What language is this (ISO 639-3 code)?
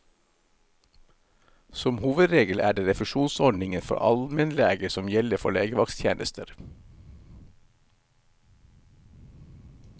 nor